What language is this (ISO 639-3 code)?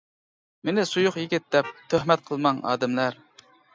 uig